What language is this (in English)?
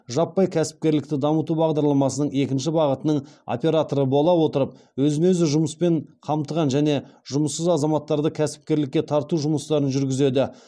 Kazakh